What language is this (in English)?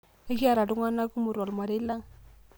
Masai